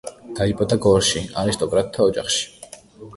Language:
Georgian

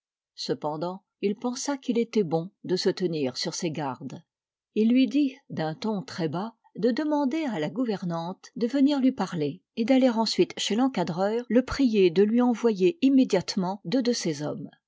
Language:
French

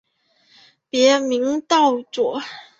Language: Chinese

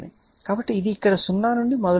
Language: Telugu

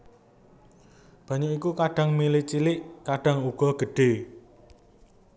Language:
Javanese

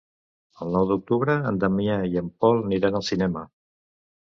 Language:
Catalan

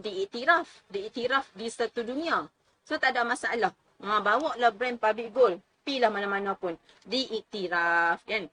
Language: Malay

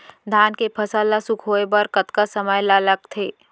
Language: Chhattisgarhi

